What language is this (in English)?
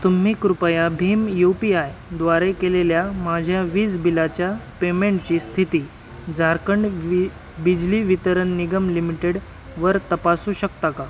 Marathi